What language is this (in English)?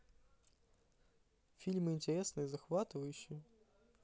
Russian